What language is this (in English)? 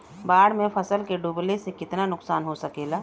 Bhojpuri